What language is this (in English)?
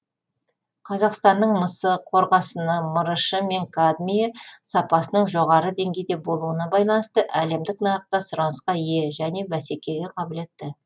Kazakh